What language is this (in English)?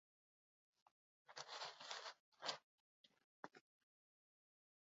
Basque